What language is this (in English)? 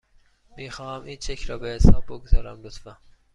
Persian